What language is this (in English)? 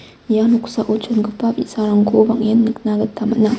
Garo